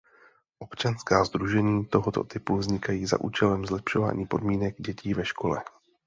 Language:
Czech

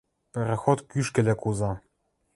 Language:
Western Mari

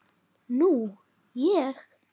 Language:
Icelandic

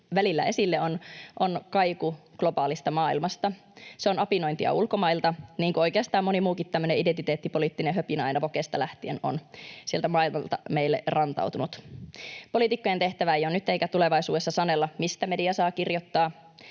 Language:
Finnish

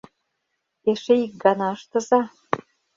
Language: Mari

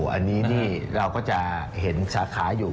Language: Thai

